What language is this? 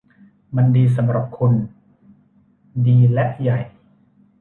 Thai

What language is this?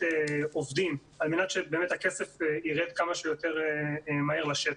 Hebrew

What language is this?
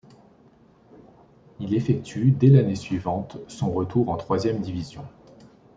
French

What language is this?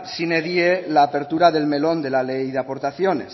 Spanish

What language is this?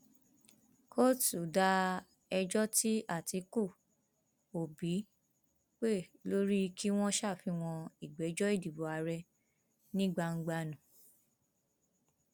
Yoruba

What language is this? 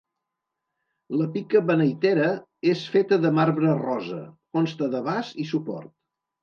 Catalan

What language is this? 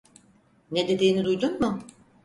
Turkish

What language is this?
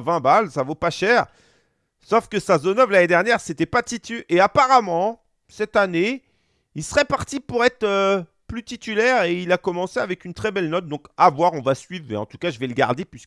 French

